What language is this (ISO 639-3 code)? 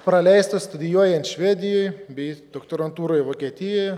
lit